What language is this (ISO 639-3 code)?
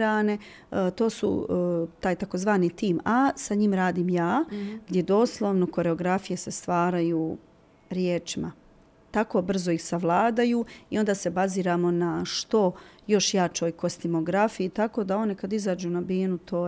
hrv